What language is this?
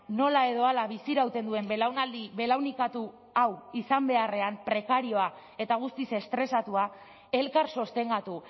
Basque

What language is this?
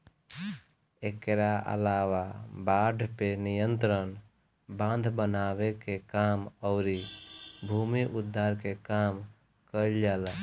Bhojpuri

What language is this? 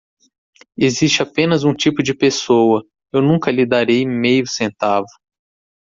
Portuguese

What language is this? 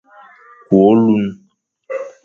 Fang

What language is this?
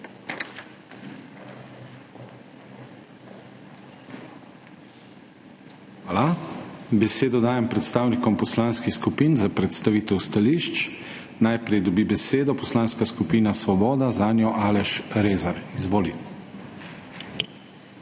Slovenian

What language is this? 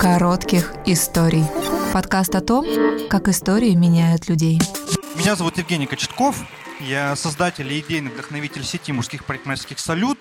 Russian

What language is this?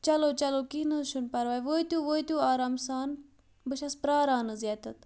Kashmiri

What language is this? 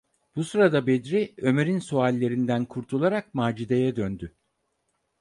Turkish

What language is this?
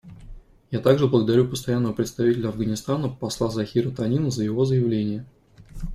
Russian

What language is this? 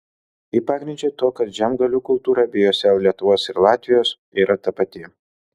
Lithuanian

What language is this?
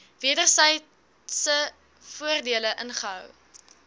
Afrikaans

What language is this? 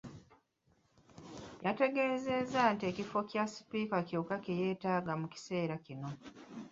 Ganda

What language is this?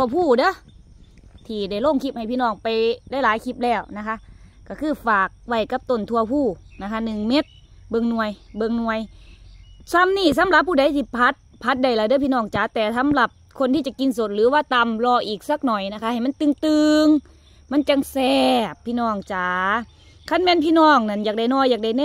Thai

